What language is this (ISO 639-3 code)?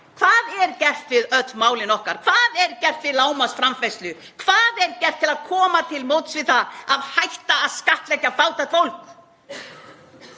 isl